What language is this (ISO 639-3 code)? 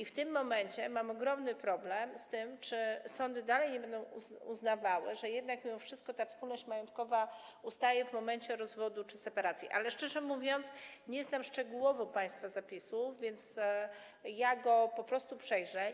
pol